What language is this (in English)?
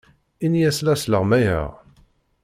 Kabyle